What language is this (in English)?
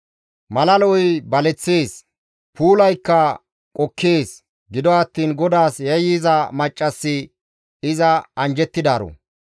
Gamo